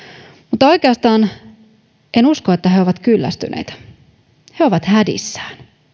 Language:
Finnish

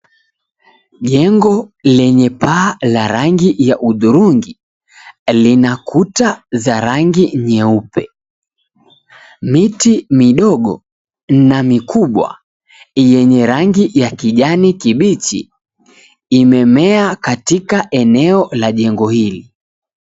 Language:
Swahili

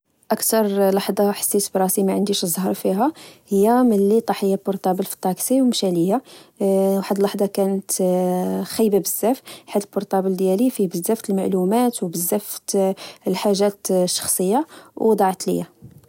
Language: Moroccan Arabic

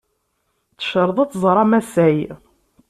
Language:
Kabyle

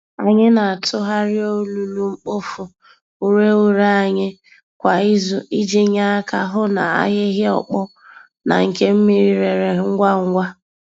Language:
Igbo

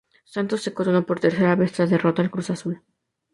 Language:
Spanish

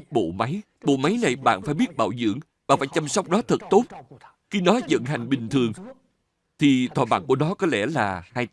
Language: Vietnamese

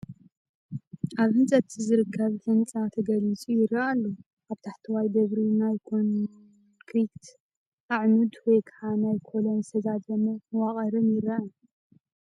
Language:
Tigrinya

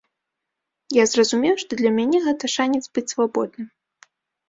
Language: Belarusian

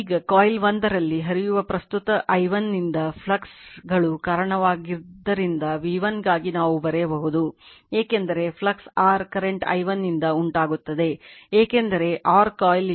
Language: Kannada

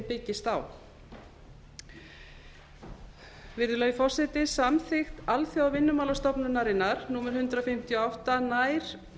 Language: Icelandic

